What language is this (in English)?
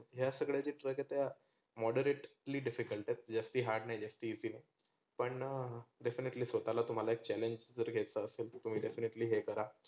Marathi